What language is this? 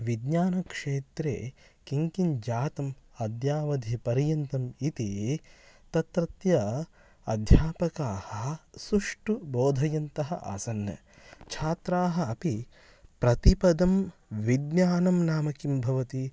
Sanskrit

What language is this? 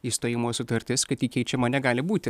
Lithuanian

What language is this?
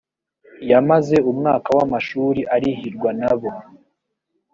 Kinyarwanda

